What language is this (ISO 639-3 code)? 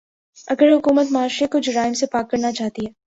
urd